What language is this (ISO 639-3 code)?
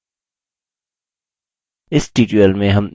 hin